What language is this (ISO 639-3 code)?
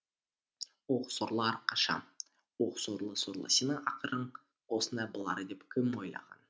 kaz